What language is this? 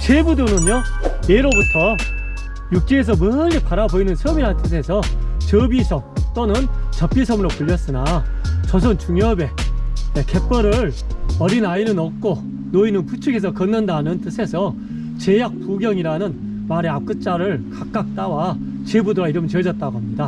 Korean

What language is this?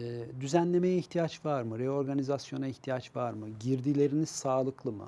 Turkish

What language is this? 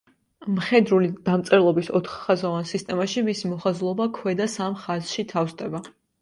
Georgian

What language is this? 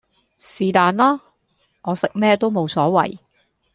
Cantonese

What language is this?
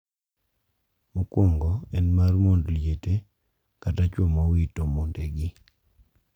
Luo (Kenya and Tanzania)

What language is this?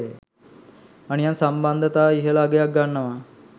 Sinhala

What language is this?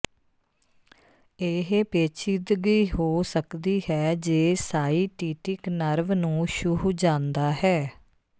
Punjabi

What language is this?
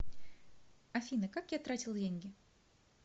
Russian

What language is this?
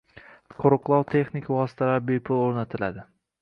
Uzbek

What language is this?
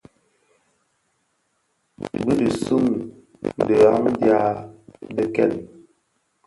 Bafia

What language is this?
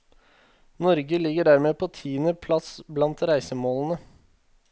Norwegian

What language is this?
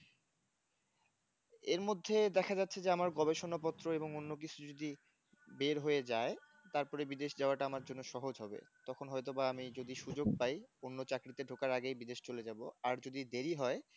Bangla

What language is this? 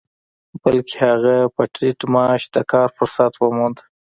Pashto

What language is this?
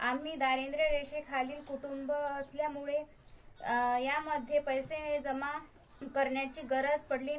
Marathi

